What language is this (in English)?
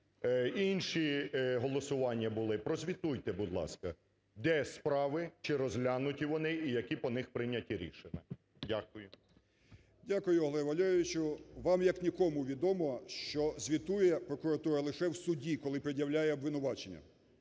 Ukrainian